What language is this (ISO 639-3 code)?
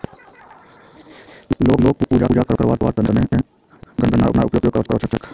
mag